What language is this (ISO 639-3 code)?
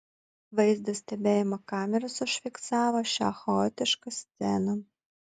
lit